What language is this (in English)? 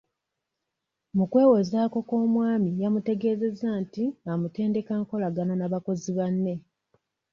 Ganda